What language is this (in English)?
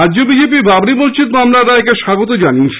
Bangla